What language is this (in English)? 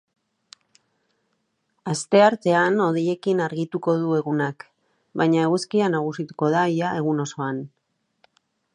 Basque